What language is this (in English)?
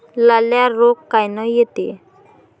Marathi